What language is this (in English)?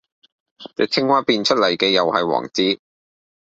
Cantonese